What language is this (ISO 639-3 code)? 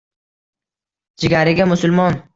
uzb